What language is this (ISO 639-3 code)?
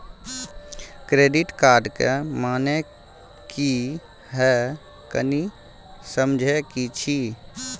mai